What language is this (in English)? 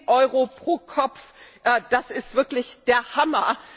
German